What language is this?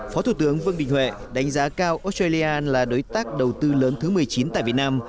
Vietnamese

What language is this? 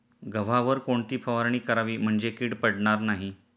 Marathi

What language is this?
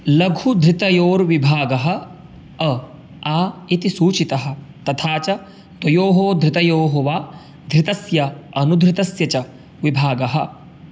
Sanskrit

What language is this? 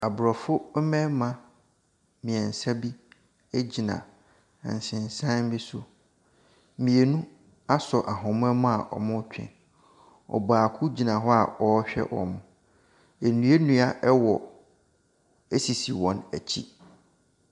Akan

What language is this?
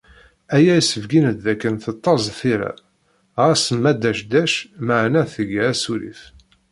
Kabyle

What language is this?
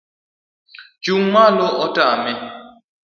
Luo (Kenya and Tanzania)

